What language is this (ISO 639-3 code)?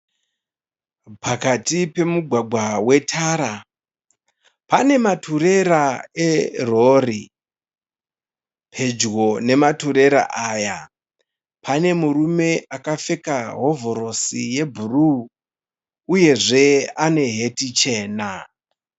sna